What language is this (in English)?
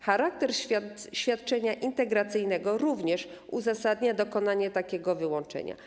Polish